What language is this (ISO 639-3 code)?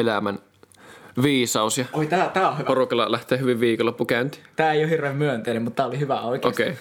fin